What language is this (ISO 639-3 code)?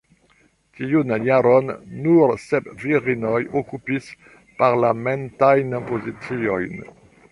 epo